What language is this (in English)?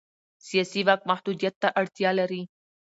Pashto